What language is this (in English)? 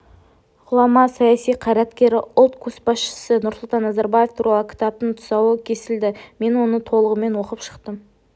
Kazakh